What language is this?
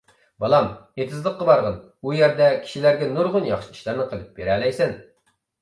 Uyghur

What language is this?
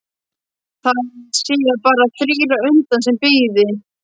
Icelandic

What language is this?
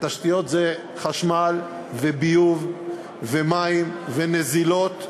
Hebrew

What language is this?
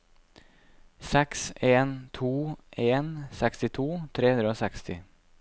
Norwegian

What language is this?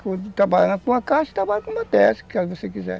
Portuguese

